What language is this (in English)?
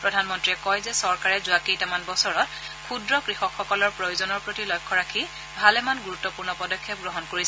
Assamese